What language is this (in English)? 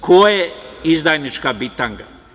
Serbian